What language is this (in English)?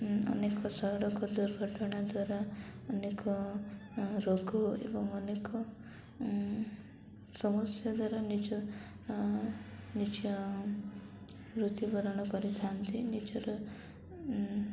Odia